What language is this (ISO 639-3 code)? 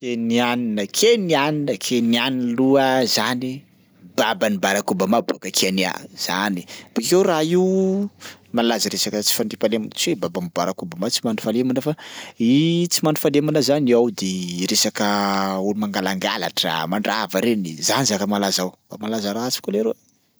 skg